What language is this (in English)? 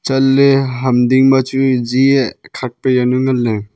Wancho Naga